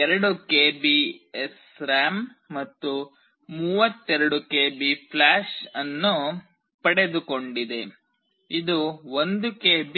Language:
Kannada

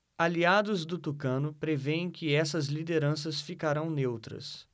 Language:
Portuguese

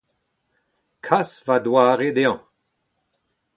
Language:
Breton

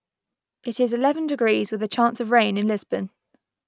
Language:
English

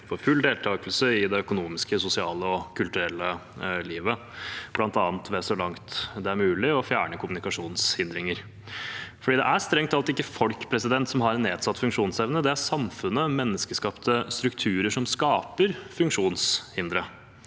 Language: Norwegian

